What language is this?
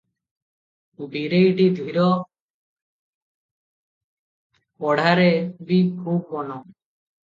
Odia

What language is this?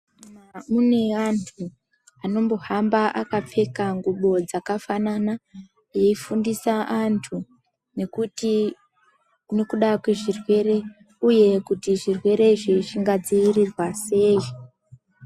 Ndau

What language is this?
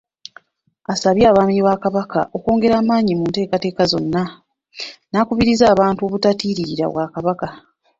Ganda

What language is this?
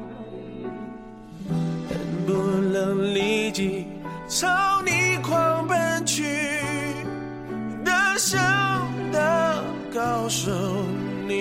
Chinese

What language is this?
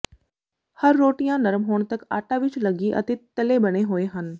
Punjabi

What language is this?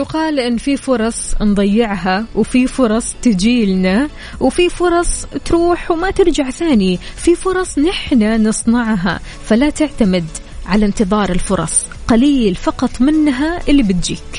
Arabic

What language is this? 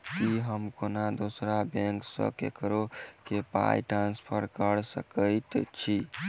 Maithili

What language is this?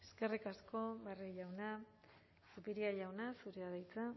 Basque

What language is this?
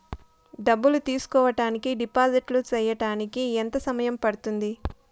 Telugu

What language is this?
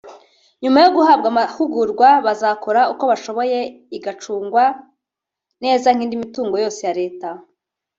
Kinyarwanda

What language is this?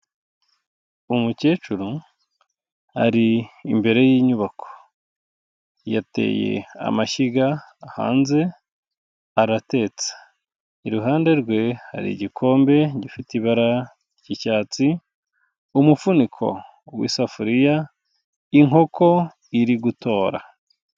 Kinyarwanda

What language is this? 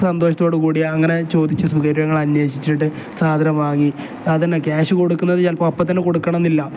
Malayalam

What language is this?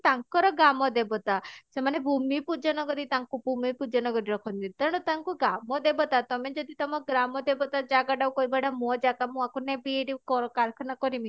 Odia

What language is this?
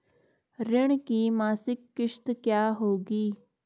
Hindi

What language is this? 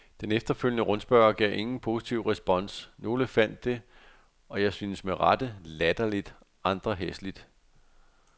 Danish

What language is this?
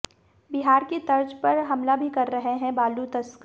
Hindi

